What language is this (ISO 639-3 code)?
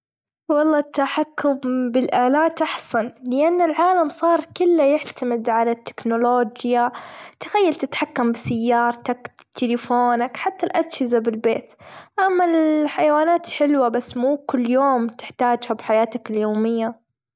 afb